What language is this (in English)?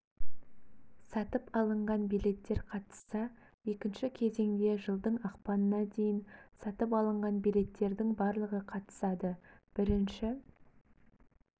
Kazakh